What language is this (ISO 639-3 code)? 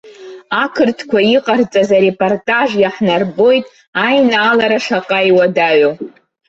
abk